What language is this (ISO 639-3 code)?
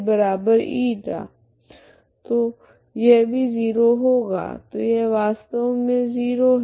hin